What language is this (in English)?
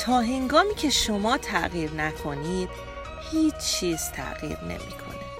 Persian